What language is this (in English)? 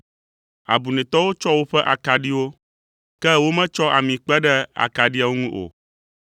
Ewe